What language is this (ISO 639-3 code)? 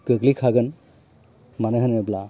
brx